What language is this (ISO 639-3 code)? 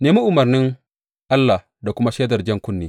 hau